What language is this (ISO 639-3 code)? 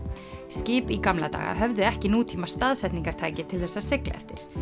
isl